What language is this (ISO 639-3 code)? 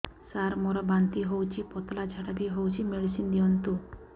ori